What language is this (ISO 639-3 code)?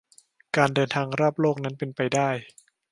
tha